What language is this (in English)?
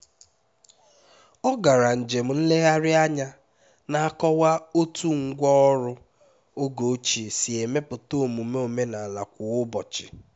Igbo